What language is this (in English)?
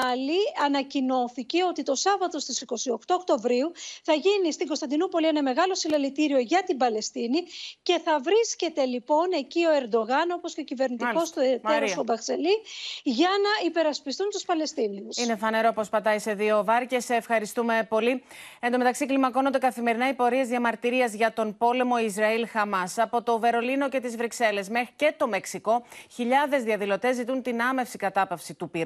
Greek